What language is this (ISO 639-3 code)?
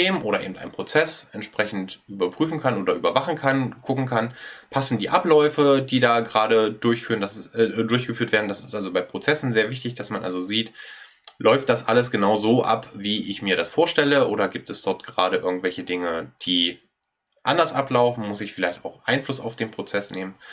deu